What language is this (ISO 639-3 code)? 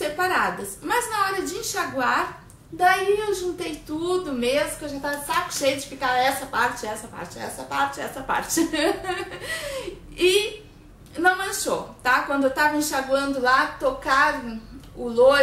por